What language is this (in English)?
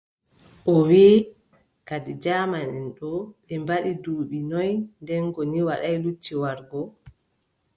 Adamawa Fulfulde